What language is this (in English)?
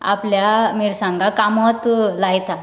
Konkani